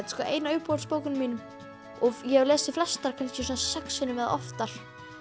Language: Icelandic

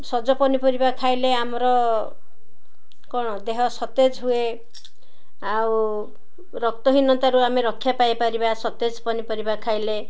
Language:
Odia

